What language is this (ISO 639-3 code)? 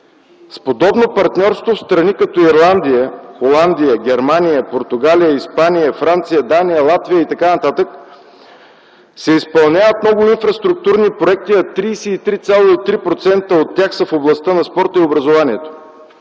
bul